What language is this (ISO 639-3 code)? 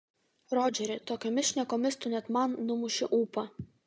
lit